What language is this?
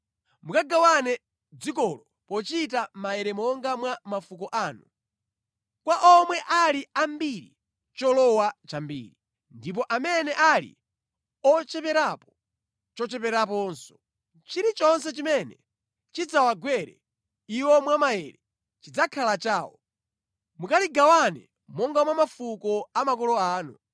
Nyanja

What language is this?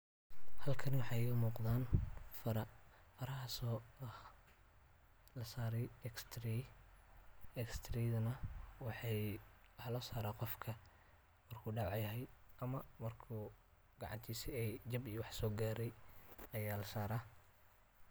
Somali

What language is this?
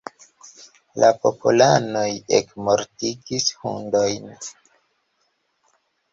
Esperanto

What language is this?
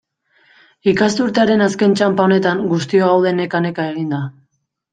Basque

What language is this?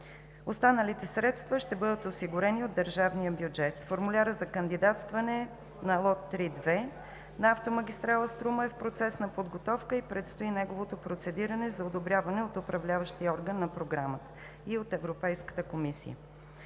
Bulgarian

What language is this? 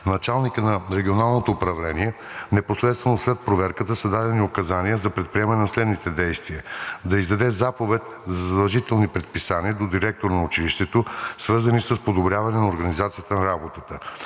Bulgarian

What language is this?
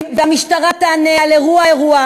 Hebrew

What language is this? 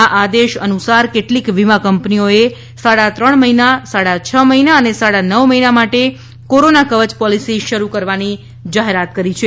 Gujarati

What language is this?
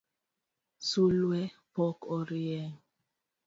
Luo (Kenya and Tanzania)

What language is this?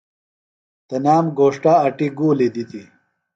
Phalura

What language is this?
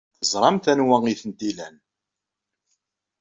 Kabyle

